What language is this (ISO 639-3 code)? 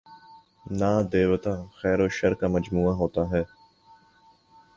urd